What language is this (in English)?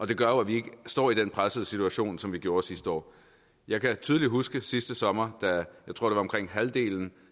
Danish